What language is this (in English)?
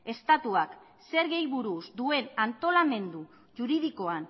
Basque